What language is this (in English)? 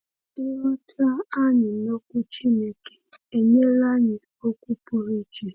Igbo